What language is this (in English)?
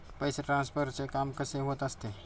Marathi